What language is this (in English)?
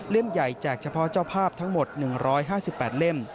Thai